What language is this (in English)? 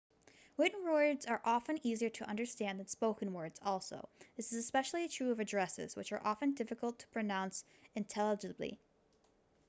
English